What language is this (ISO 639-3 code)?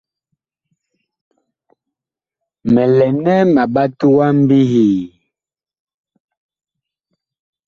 bkh